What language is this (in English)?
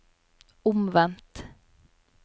Norwegian